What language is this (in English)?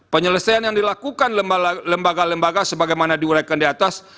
Indonesian